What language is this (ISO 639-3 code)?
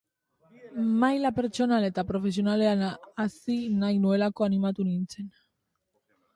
eus